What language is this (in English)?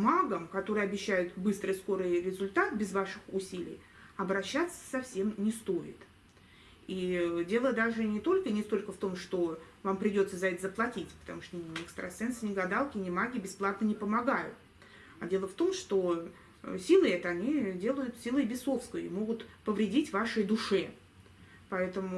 Russian